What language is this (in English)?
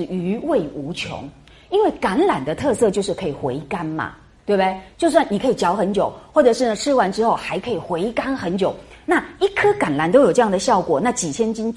Chinese